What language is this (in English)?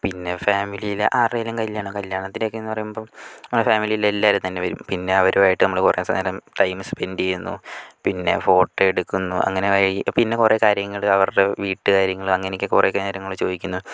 Malayalam